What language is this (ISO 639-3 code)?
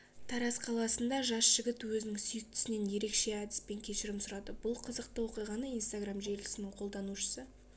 kaz